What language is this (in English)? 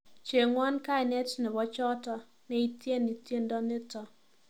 Kalenjin